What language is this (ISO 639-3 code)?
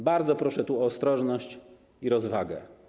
pol